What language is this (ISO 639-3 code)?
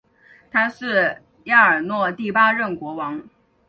zho